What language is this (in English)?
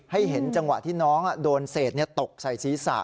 Thai